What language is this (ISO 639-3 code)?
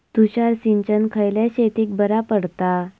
mar